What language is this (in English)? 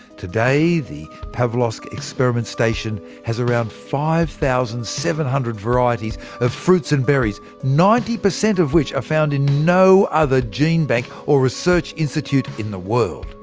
English